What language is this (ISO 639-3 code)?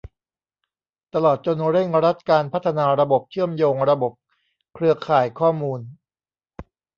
tha